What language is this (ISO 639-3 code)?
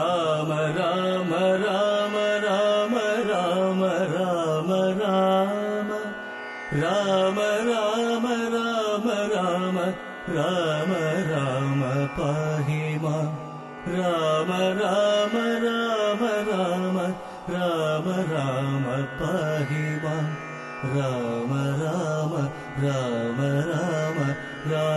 mal